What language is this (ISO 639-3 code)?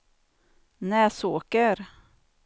swe